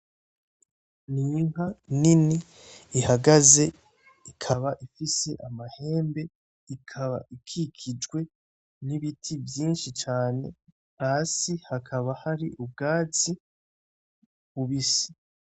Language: Rundi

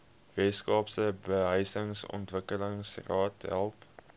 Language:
Afrikaans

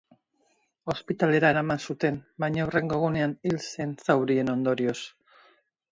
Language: Basque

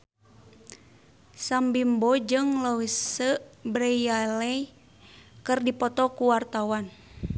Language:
Sundanese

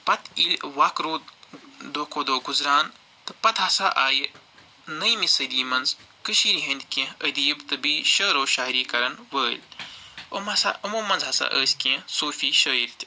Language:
Kashmiri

